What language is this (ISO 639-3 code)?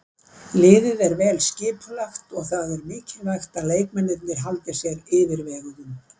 isl